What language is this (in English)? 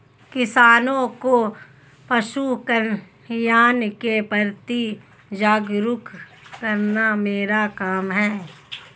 Hindi